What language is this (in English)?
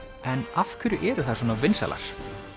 Icelandic